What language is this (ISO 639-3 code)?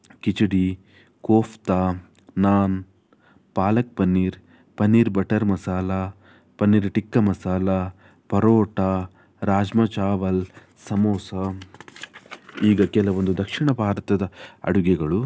kan